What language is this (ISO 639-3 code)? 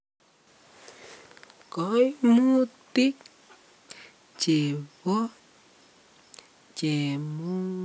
kln